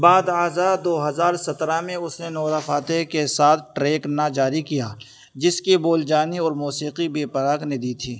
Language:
Urdu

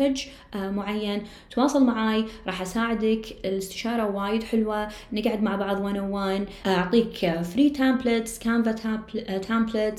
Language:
Arabic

